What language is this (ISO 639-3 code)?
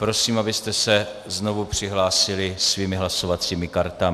ces